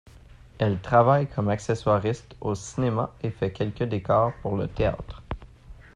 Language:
French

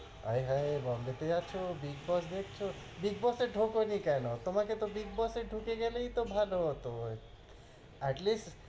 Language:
Bangla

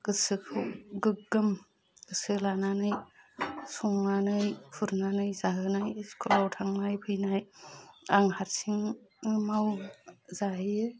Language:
Bodo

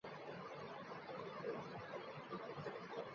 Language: Bangla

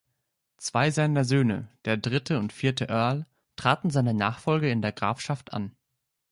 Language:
German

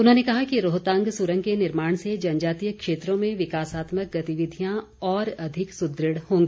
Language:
Hindi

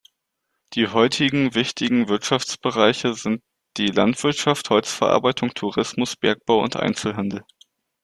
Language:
German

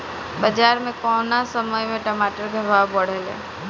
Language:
Bhojpuri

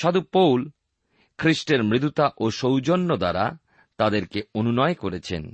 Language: Bangla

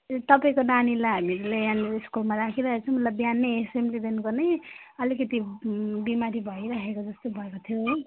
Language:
Nepali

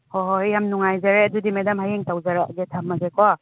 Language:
Manipuri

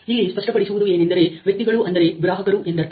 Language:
Kannada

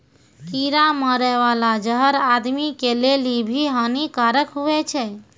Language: Maithili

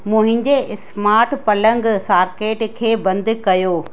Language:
Sindhi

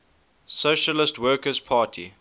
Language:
English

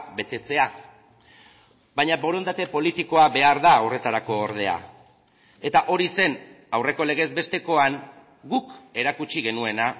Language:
Basque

